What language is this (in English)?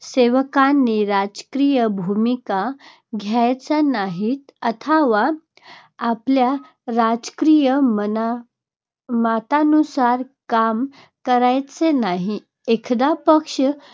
Marathi